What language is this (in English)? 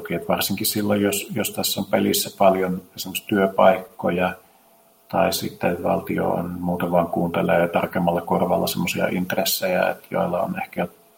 Finnish